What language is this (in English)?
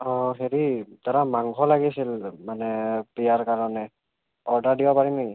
Assamese